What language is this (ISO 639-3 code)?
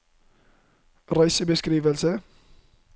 nor